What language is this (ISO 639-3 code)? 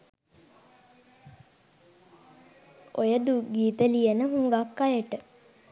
sin